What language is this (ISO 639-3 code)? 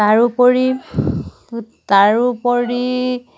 asm